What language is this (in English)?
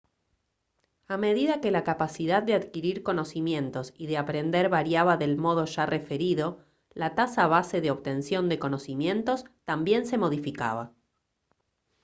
Spanish